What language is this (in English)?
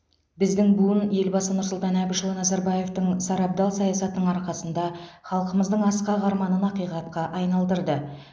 Kazakh